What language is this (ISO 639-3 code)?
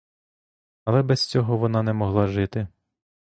ukr